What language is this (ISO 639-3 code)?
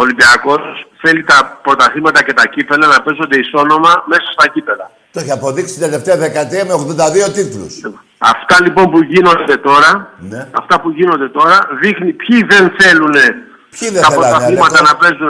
ell